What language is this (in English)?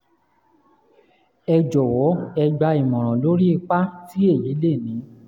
Yoruba